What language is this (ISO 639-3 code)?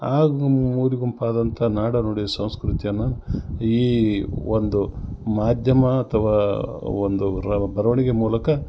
kan